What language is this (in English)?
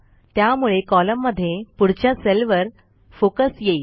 Marathi